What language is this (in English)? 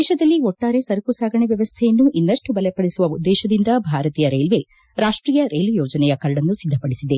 Kannada